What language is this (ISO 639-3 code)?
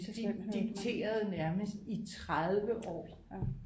dan